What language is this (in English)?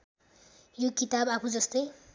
Nepali